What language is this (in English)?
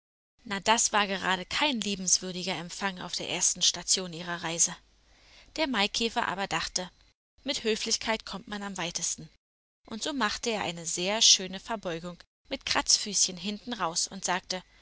German